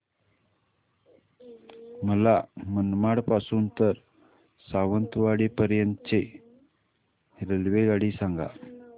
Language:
Marathi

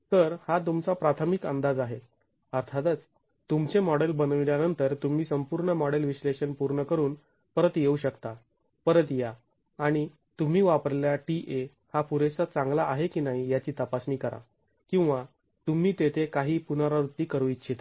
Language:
Marathi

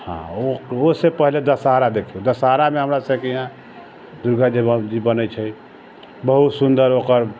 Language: Maithili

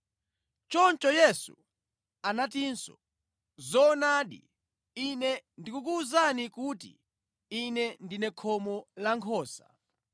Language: Nyanja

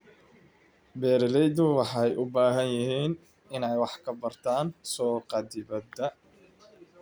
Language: Somali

